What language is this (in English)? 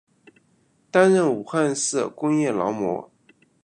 Chinese